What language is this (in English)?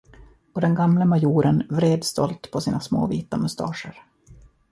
Swedish